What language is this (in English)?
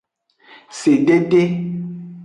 Aja (Benin)